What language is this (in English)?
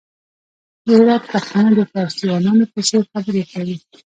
Pashto